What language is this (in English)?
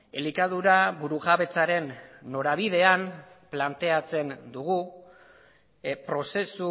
Basque